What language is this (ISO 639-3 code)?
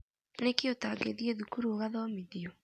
kik